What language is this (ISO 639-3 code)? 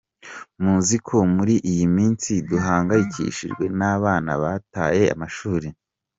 kin